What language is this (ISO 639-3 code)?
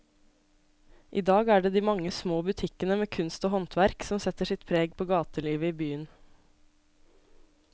nor